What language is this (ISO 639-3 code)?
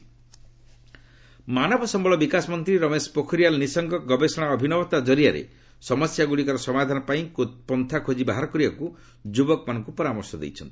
ori